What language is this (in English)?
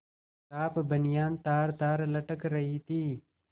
Hindi